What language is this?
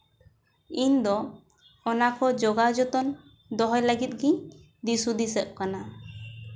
Santali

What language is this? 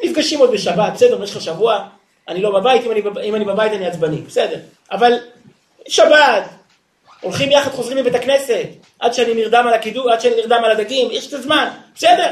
Hebrew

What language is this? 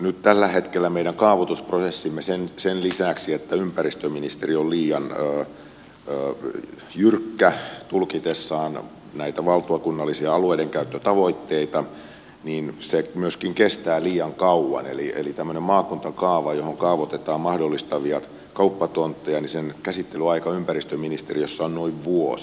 Finnish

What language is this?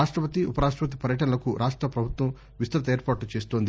Telugu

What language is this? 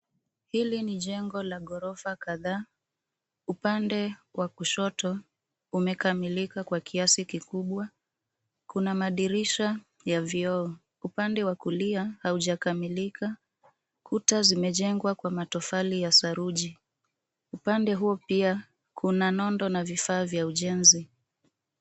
Swahili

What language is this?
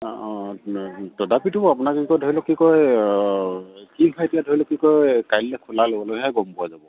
Assamese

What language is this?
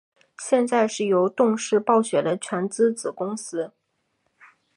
Chinese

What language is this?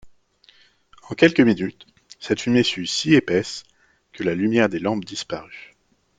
French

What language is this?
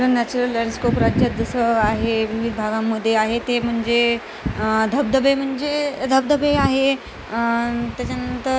Marathi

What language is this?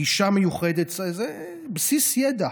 Hebrew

